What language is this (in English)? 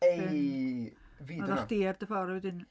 Welsh